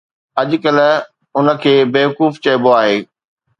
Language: Sindhi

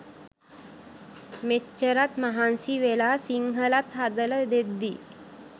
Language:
Sinhala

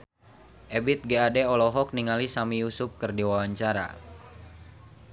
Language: Sundanese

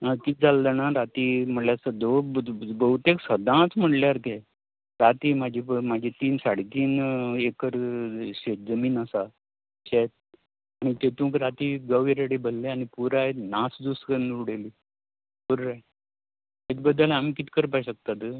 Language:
Konkani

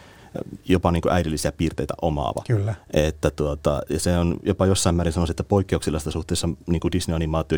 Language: Finnish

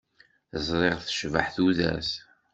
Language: Kabyle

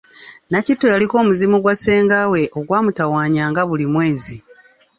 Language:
Ganda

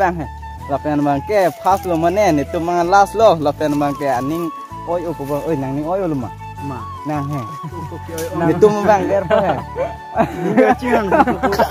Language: Thai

